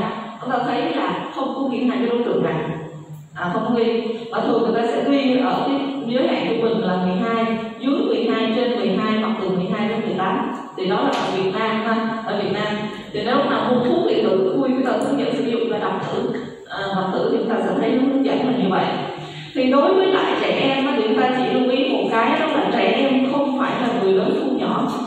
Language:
Vietnamese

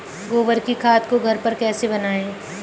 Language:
Hindi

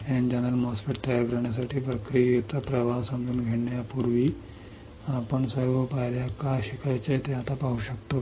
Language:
Marathi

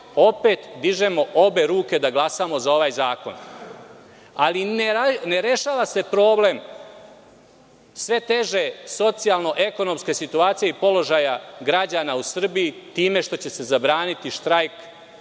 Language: Serbian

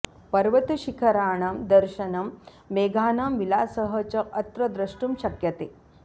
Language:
Sanskrit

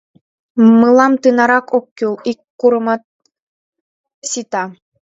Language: Mari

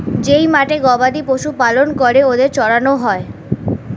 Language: Bangla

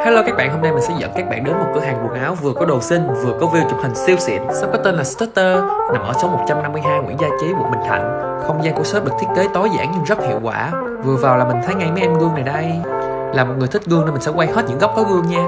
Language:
Vietnamese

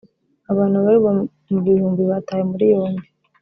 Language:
Kinyarwanda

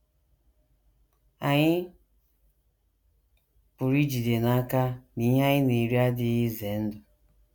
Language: Igbo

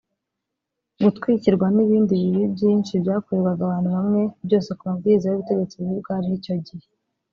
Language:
Kinyarwanda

